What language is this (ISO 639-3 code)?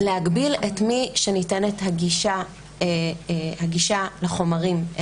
heb